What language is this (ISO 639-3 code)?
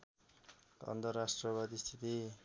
nep